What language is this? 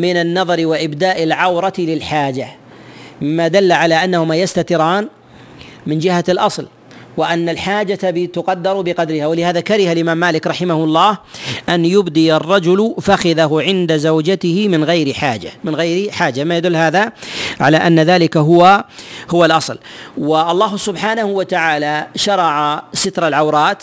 Arabic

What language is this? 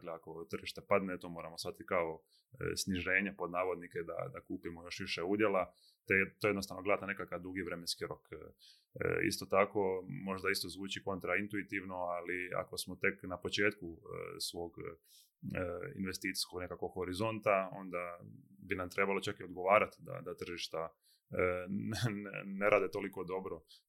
Croatian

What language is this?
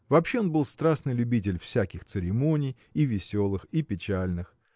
Russian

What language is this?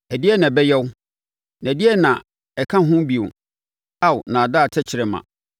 Akan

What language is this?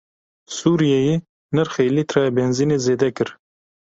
Kurdish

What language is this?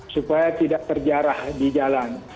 Indonesian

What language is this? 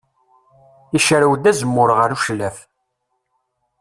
Kabyle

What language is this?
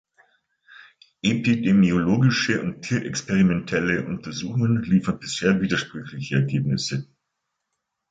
German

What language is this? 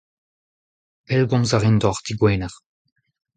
Breton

